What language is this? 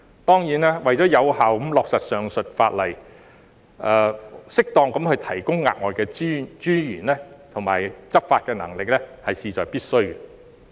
Cantonese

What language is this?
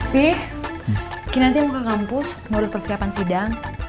Indonesian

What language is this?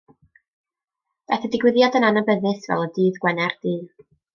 Welsh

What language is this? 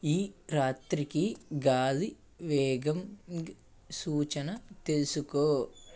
Telugu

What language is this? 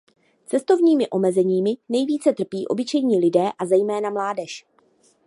Czech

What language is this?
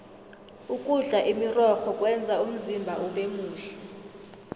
South Ndebele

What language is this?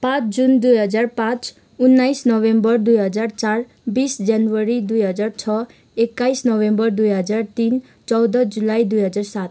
Nepali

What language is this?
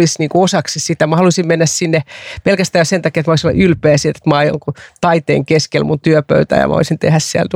Finnish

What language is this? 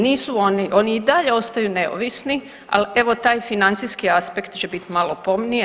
Croatian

